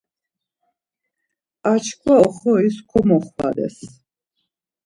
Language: Laz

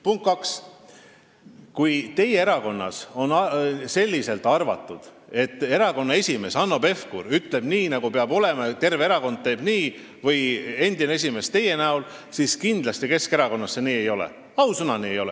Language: Estonian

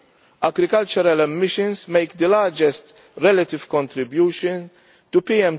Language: English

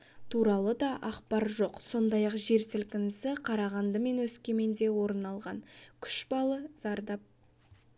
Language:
Kazakh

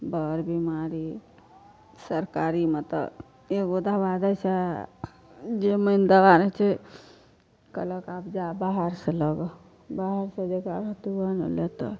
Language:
Maithili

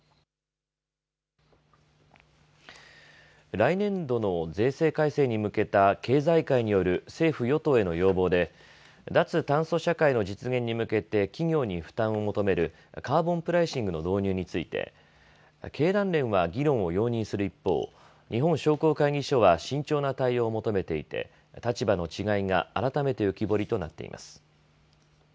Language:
Japanese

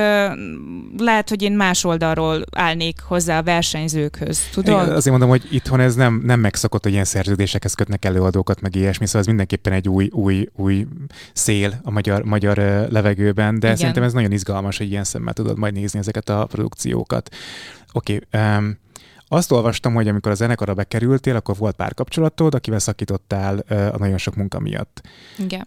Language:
Hungarian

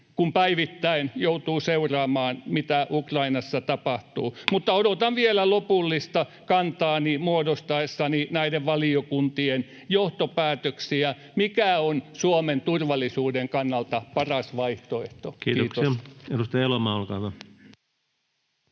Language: Finnish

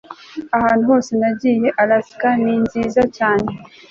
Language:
Kinyarwanda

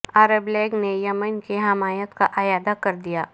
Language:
Urdu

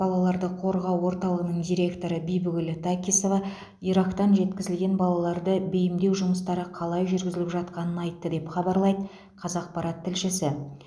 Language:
Kazakh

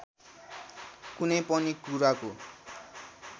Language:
Nepali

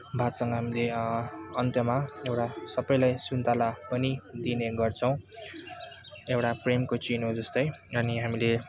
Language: Nepali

